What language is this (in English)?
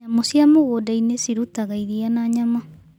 Kikuyu